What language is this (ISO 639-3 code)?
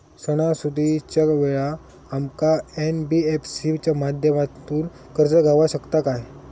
mar